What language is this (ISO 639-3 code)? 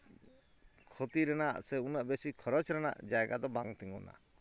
sat